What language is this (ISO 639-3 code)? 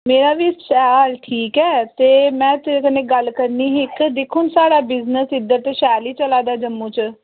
doi